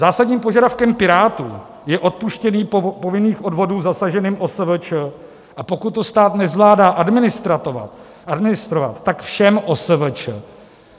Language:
Czech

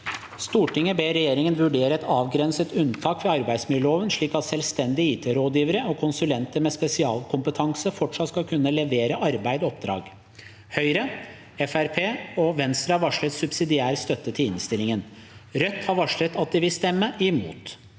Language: Norwegian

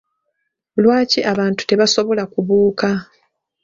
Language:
Ganda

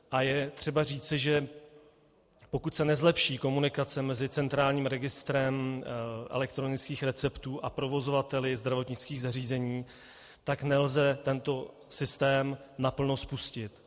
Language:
Czech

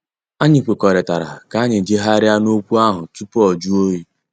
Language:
Igbo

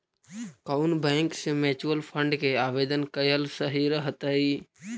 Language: Magahi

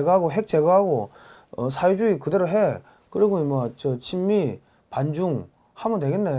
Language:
Korean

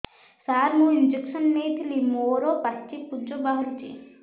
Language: Odia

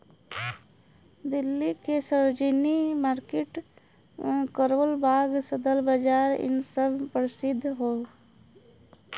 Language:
Bhojpuri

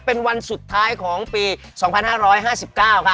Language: Thai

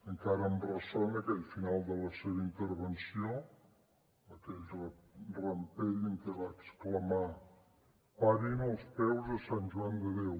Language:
Catalan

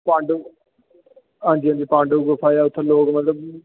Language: Dogri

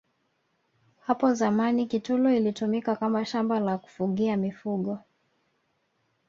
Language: Swahili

